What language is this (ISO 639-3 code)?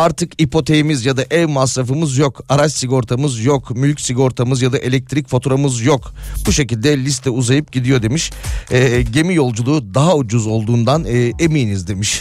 tur